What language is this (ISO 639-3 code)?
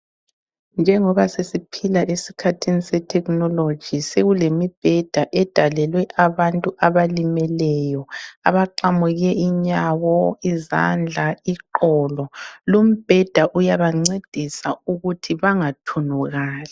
nde